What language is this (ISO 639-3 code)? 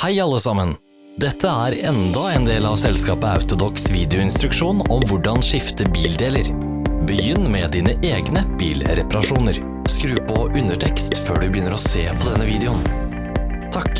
nor